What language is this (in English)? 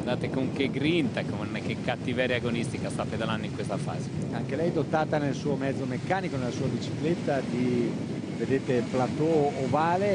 Italian